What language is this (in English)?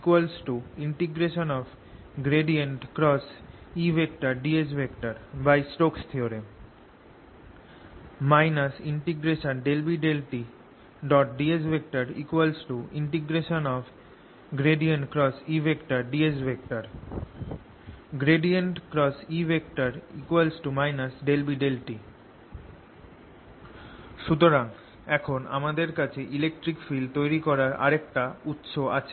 Bangla